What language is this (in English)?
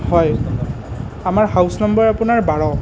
Assamese